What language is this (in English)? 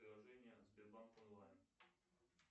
Russian